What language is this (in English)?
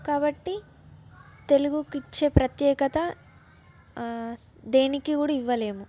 Telugu